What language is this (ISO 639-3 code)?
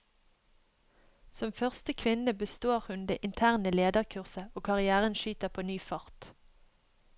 nor